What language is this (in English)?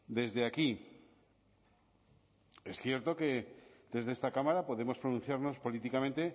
Spanish